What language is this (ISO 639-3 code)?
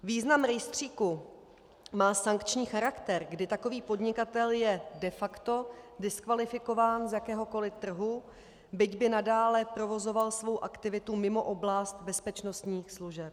ces